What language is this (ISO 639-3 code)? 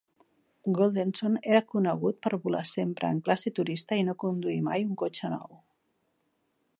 cat